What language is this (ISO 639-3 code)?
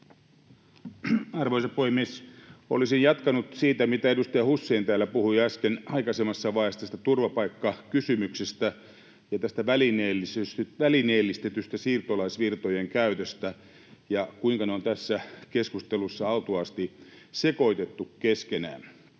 fin